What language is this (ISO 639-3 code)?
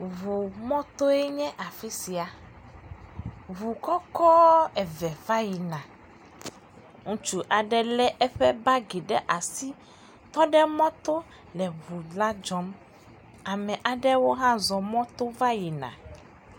ewe